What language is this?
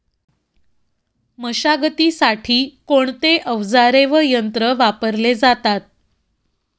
Marathi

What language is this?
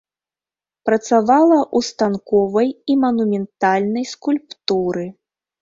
Belarusian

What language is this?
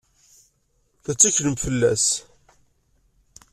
Kabyle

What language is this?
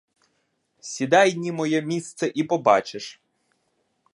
Ukrainian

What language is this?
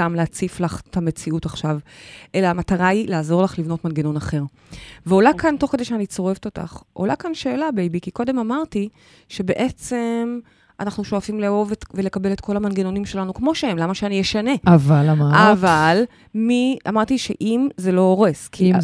Hebrew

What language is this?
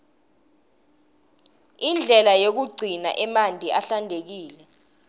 Swati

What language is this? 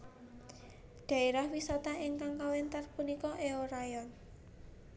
Javanese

